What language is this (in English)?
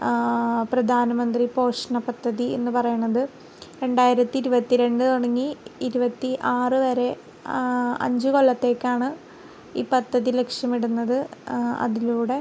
Malayalam